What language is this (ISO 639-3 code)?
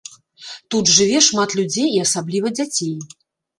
bel